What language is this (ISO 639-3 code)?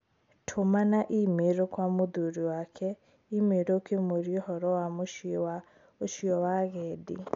kik